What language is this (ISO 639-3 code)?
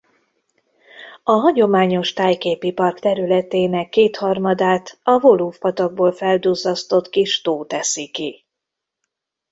hun